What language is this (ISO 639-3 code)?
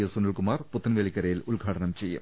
mal